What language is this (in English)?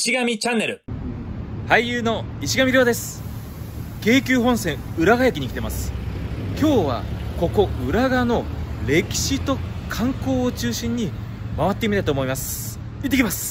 Japanese